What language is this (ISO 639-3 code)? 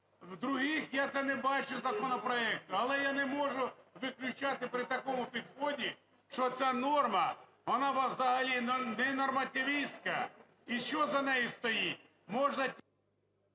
ukr